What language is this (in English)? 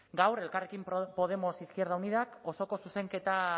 Basque